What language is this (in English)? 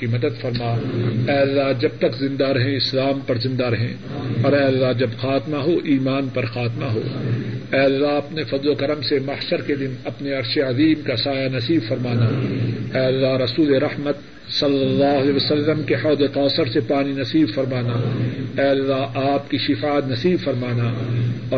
Urdu